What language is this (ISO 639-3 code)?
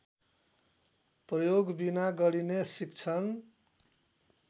nep